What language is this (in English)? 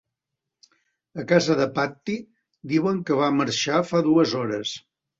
Catalan